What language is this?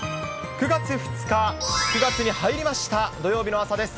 Japanese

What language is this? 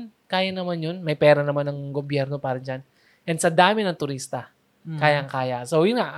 Filipino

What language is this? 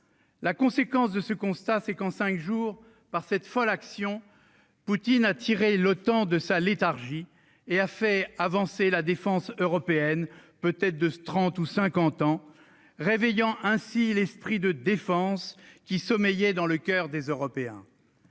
French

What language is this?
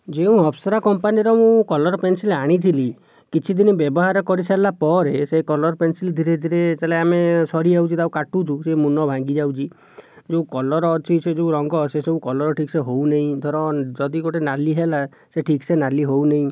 Odia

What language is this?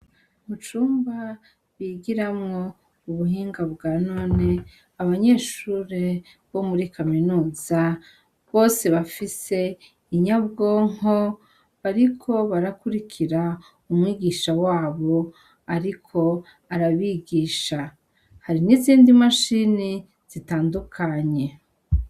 Rundi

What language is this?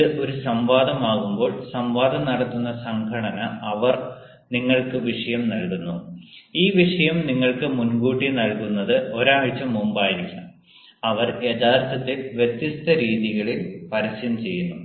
Malayalam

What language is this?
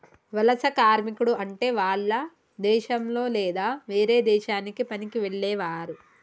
Telugu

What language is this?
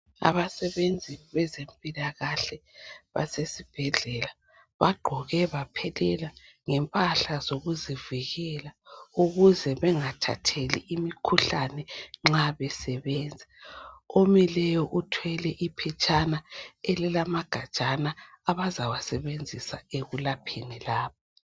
North Ndebele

